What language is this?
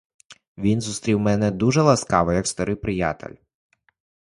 Ukrainian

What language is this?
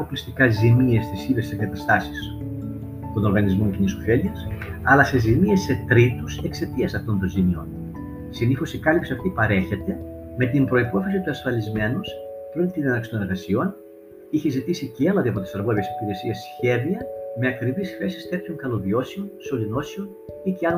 Greek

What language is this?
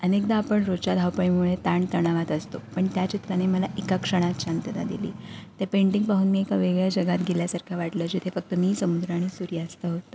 Marathi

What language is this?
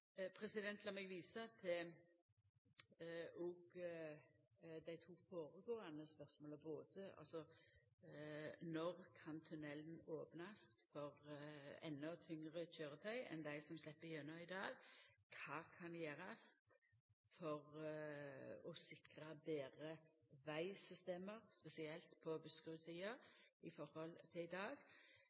Norwegian Nynorsk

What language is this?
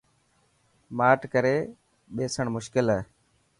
Dhatki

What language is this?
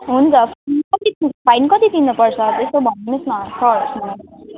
Nepali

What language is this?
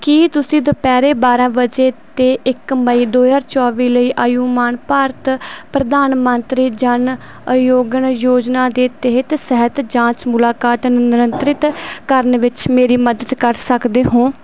Punjabi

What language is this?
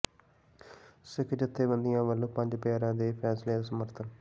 Punjabi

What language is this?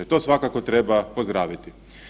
Croatian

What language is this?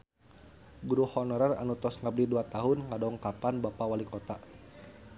Sundanese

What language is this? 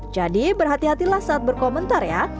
Indonesian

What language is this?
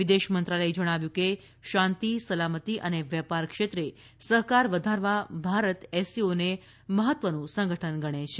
Gujarati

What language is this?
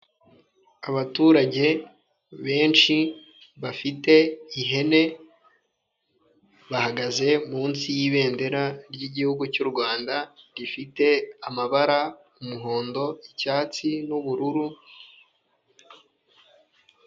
Kinyarwanda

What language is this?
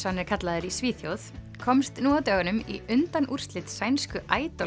Icelandic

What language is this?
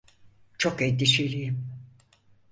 Turkish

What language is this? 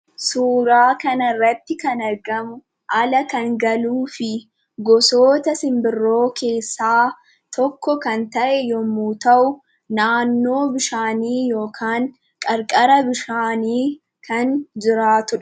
Oromo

